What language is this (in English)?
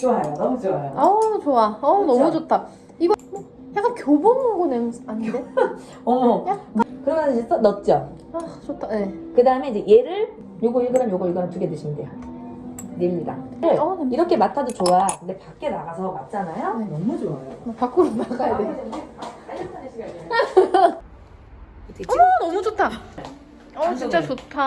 Korean